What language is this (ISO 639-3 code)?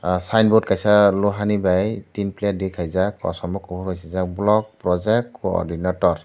trp